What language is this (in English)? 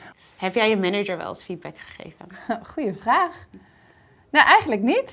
Dutch